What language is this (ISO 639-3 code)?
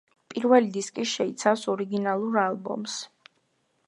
kat